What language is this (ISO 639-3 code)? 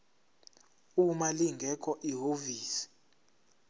zul